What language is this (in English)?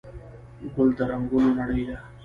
Pashto